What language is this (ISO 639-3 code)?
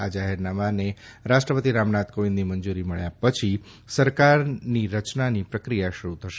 guj